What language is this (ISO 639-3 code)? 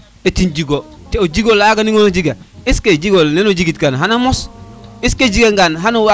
srr